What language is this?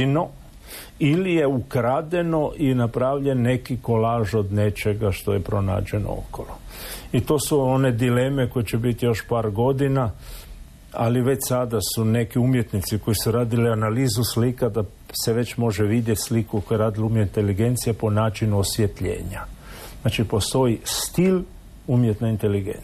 Croatian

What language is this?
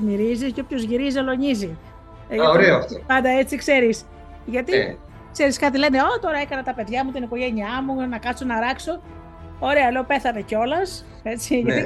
Greek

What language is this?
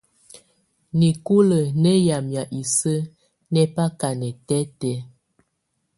Tunen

